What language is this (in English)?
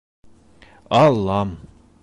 Bashkir